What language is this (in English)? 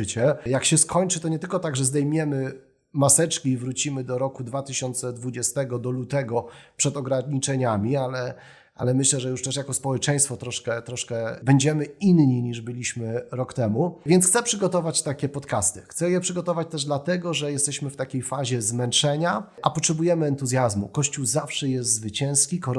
Polish